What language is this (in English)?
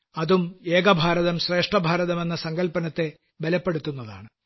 Malayalam